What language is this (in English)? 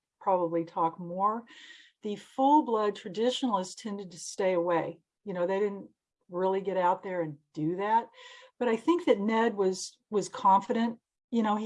English